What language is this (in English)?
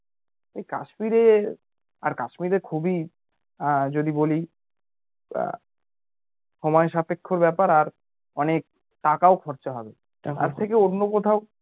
Bangla